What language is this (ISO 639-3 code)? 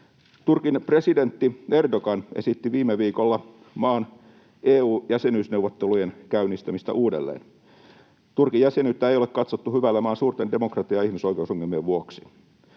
fin